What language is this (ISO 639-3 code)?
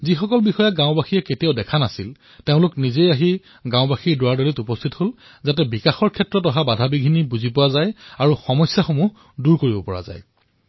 asm